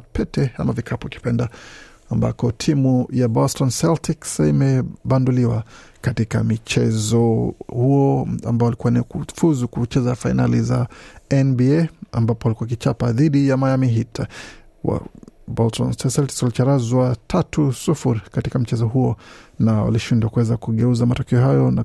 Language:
Swahili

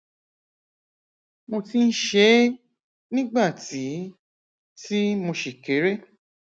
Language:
Yoruba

